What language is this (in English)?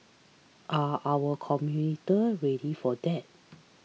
English